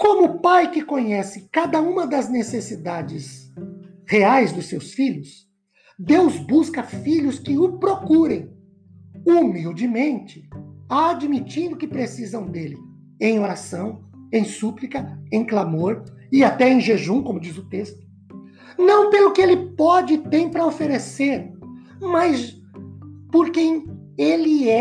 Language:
Portuguese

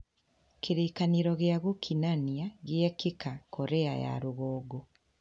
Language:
Kikuyu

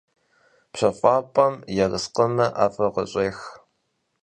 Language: Kabardian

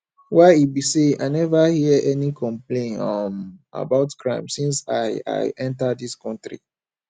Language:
Nigerian Pidgin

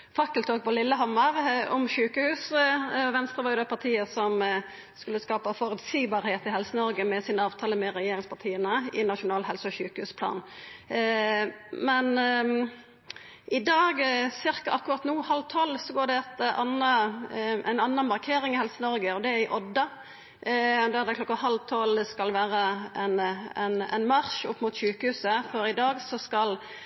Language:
Norwegian Nynorsk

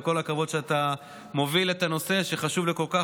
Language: Hebrew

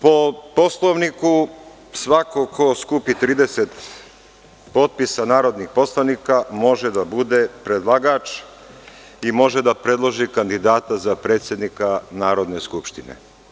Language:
Serbian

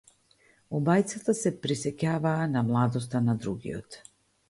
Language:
Macedonian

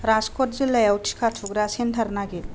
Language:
Bodo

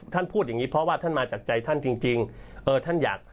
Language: Thai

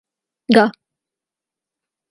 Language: Urdu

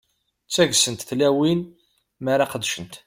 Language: Kabyle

